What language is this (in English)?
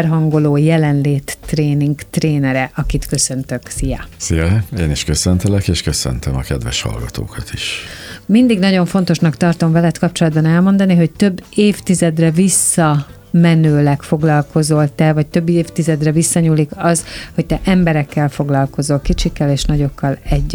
Hungarian